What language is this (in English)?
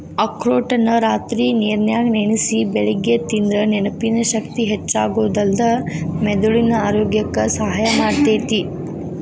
Kannada